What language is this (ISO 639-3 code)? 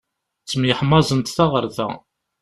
kab